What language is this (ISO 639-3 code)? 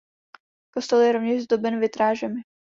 ces